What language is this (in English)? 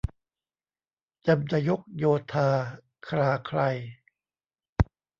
Thai